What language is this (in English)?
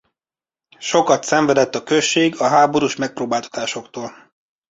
Hungarian